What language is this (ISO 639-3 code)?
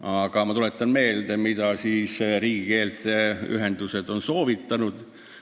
est